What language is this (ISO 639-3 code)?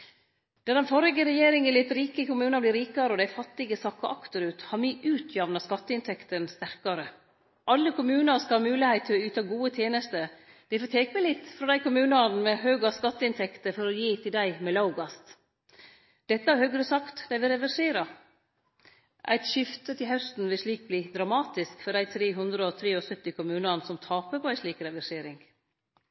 nno